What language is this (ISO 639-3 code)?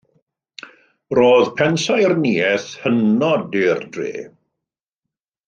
cym